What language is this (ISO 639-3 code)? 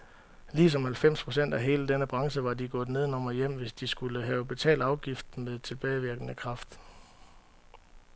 dan